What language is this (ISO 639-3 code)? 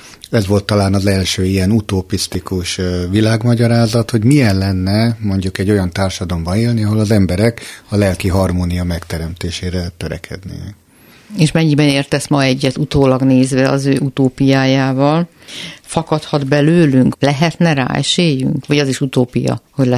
hun